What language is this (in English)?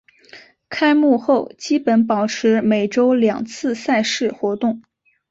Chinese